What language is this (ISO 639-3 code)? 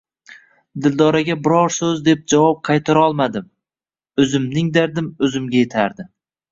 uzb